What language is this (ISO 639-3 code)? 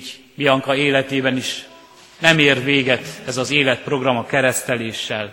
hun